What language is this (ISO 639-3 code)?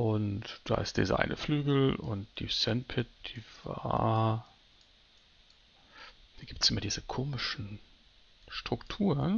deu